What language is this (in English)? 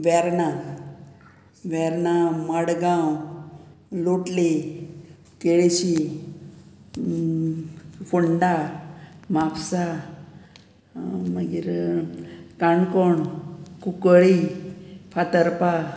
Konkani